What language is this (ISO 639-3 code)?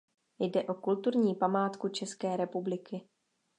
ces